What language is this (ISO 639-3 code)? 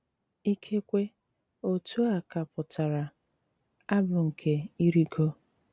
ibo